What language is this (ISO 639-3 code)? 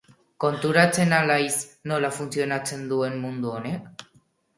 eus